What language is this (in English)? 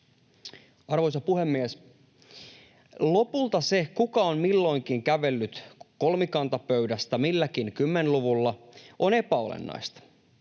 Finnish